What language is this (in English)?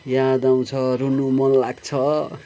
Nepali